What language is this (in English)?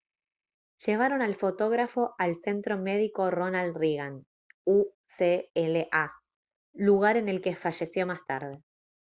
Spanish